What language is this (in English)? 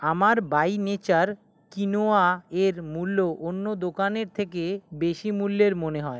Bangla